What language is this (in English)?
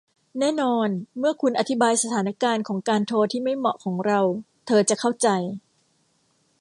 Thai